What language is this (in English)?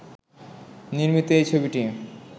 Bangla